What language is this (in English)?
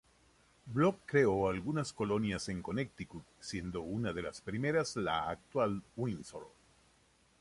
Spanish